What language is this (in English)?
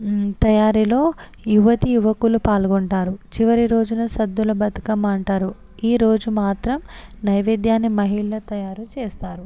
Telugu